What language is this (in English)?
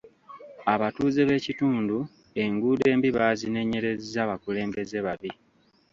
Ganda